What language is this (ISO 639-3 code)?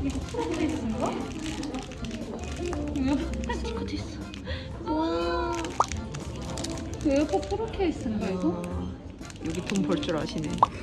kor